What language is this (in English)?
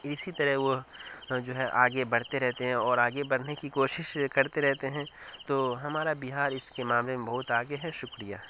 Urdu